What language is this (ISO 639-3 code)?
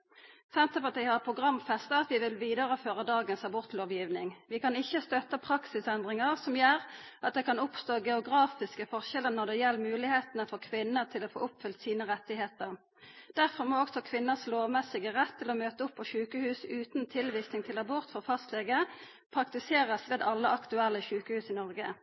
nno